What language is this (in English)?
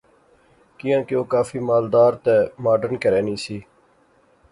Pahari-Potwari